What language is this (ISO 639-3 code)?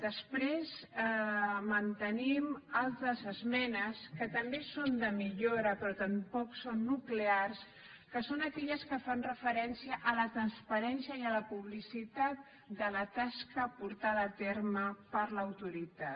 cat